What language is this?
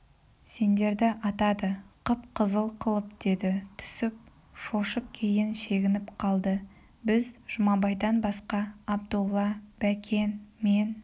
Kazakh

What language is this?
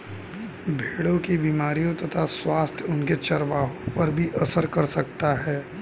Hindi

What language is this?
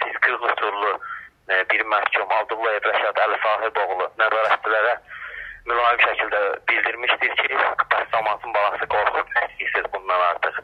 Turkish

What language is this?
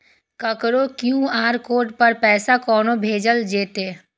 Maithili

